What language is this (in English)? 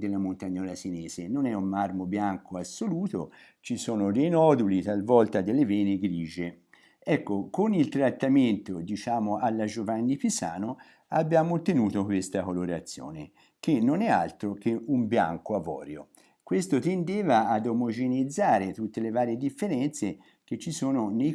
Italian